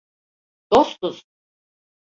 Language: Turkish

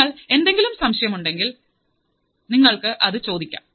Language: Malayalam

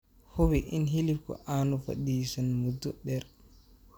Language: Somali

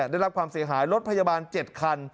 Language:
Thai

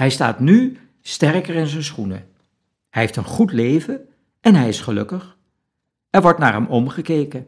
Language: Dutch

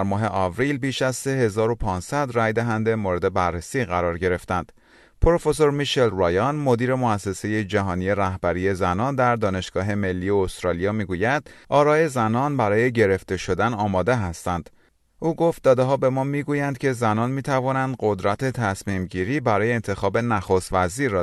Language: Persian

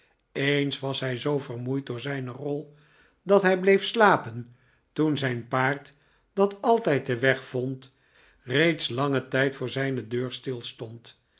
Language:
Dutch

